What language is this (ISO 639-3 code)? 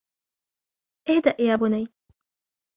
ara